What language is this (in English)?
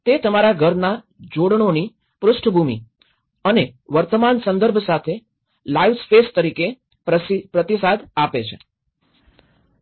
Gujarati